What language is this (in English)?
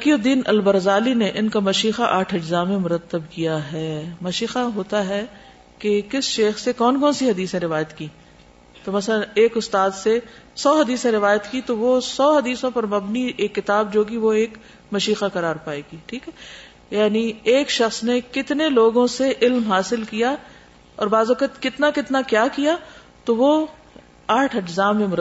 Urdu